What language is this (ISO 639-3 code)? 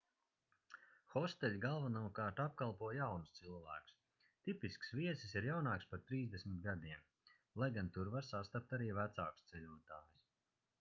lav